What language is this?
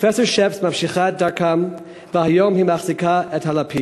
Hebrew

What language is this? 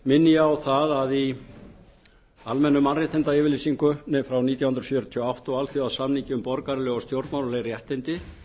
Icelandic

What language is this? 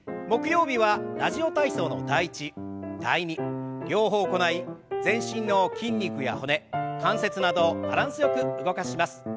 Japanese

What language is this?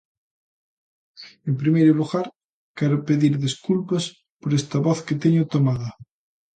Galician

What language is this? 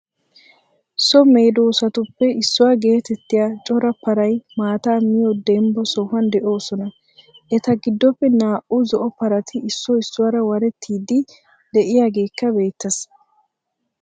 Wolaytta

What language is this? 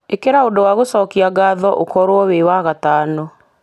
Kikuyu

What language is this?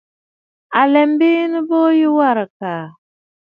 Bafut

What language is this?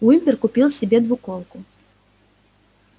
Russian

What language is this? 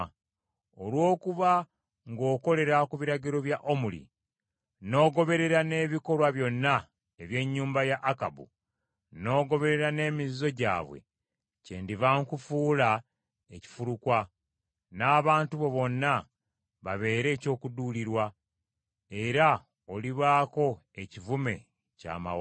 Ganda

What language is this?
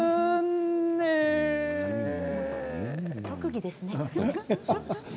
Japanese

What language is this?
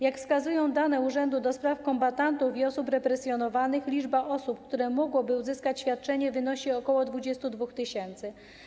Polish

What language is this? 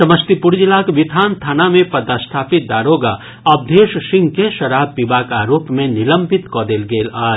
Maithili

